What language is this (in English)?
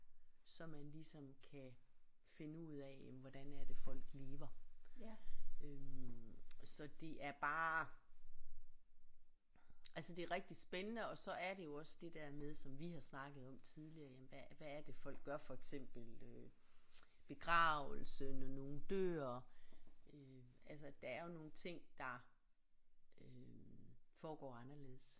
Danish